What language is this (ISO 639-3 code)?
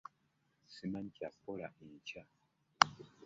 lug